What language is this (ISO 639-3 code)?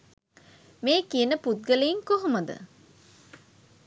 sin